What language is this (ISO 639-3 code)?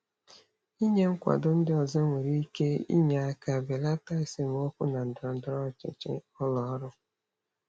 ibo